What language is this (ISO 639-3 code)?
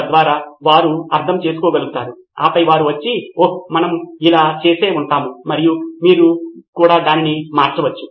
tel